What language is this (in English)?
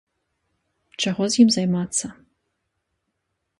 Belarusian